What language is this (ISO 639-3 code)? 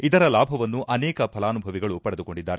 kan